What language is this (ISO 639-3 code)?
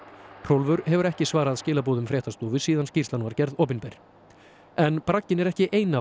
isl